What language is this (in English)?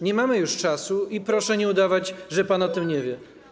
Polish